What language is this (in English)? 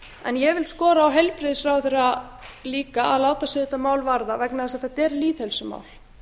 Icelandic